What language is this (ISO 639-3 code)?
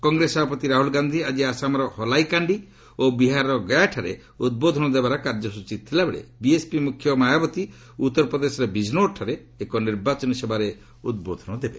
ori